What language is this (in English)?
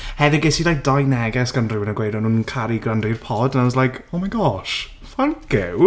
Welsh